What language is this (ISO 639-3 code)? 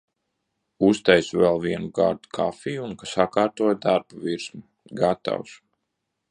lav